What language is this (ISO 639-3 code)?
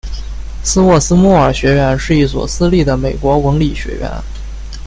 zho